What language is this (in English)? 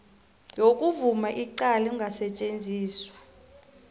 South Ndebele